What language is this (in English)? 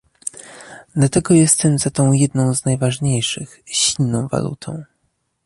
Polish